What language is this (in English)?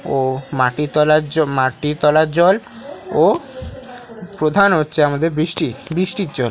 Bangla